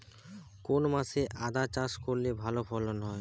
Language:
Bangla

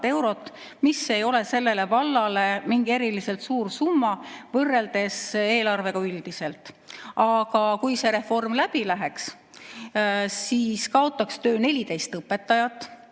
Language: Estonian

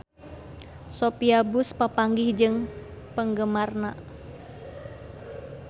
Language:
Sundanese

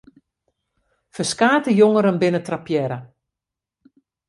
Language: Western Frisian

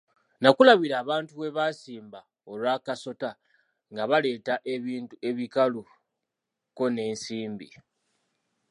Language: Ganda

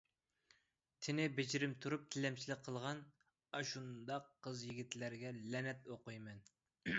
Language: Uyghur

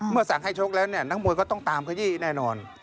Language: Thai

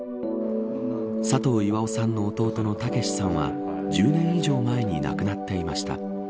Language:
Japanese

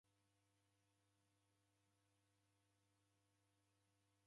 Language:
Taita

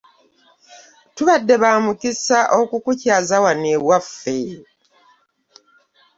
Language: Ganda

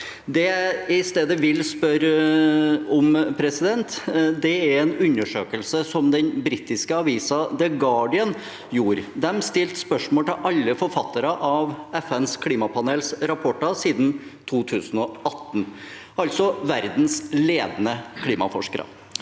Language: Norwegian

